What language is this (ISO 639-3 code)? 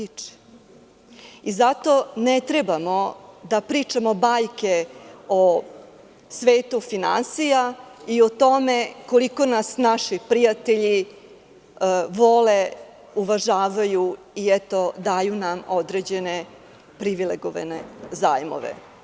srp